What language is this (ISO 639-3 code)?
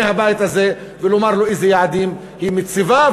heb